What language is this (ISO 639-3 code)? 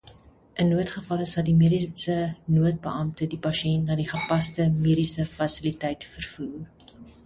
afr